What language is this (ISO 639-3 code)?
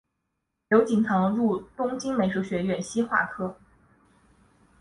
zho